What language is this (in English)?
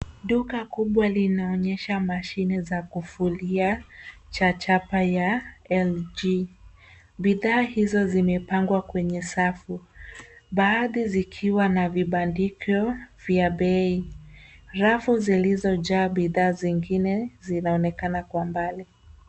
Swahili